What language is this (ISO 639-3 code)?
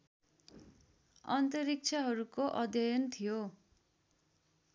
nep